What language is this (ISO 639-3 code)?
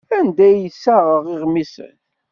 kab